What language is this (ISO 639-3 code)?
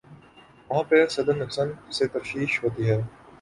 urd